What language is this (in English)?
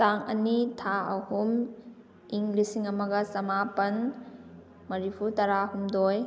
Manipuri